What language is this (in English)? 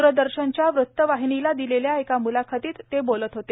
Marathi